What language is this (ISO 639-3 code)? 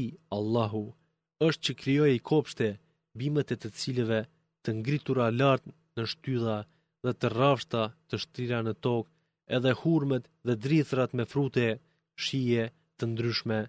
ell